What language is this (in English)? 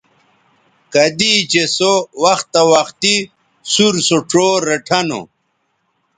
Bateri